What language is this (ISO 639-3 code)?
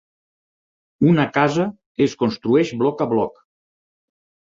cat